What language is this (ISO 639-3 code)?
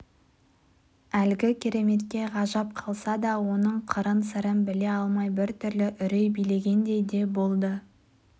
kaz